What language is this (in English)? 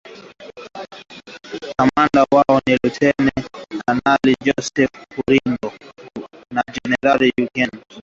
Swahili